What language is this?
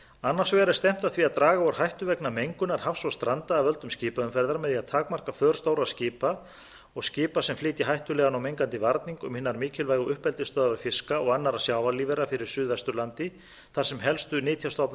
Icelandic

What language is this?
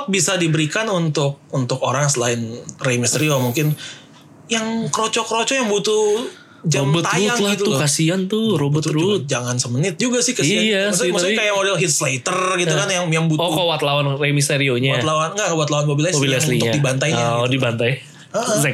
Indonesian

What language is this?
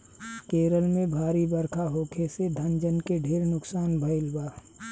Bhojpuri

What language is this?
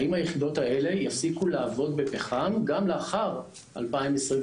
Hebrew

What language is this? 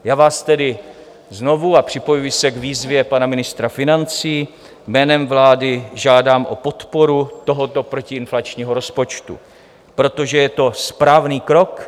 Czech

